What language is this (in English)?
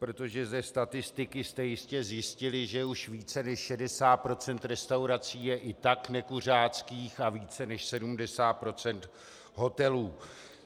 Czech